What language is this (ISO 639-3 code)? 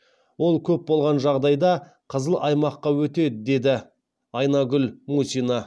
kaz